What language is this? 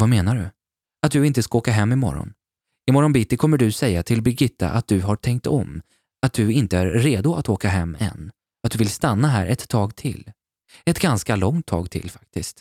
Swedish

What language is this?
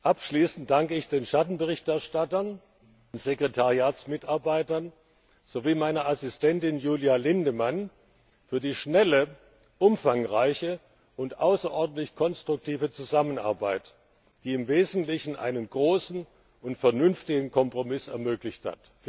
German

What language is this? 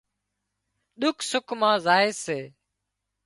Wadiyara Koli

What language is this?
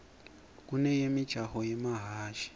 Swati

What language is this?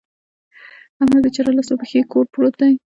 Pashto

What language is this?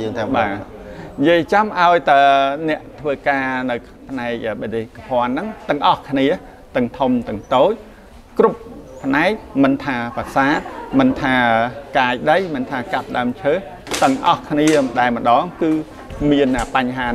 Vietnamese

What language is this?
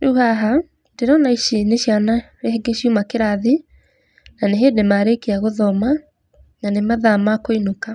Kikuyu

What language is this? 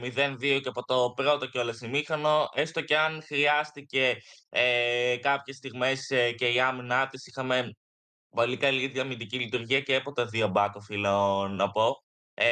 Greek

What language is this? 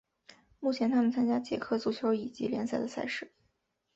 Chinese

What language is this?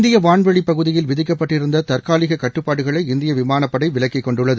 Tamil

